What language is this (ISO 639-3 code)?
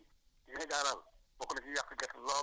wol